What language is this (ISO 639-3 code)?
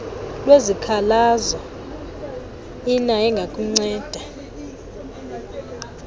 xho